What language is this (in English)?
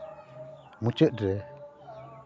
Santali